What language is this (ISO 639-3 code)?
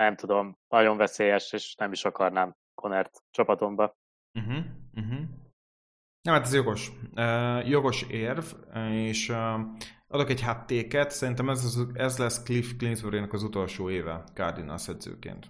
hun